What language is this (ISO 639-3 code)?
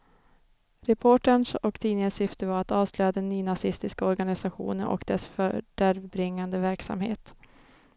swe